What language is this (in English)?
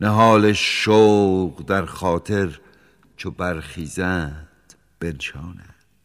Persian